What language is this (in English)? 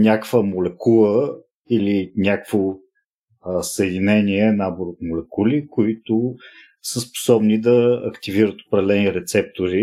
Bulgarian